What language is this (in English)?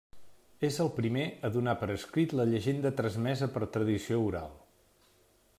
Catalan